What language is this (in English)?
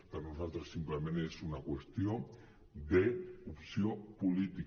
Catalan